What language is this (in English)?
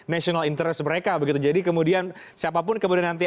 Indonesian